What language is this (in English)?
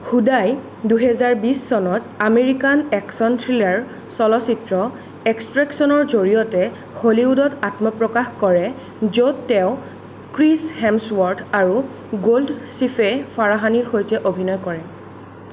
Assamese